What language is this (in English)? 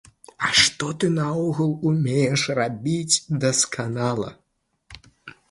Belarusian